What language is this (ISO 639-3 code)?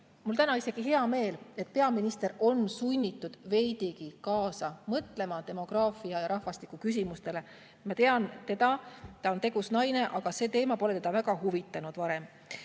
est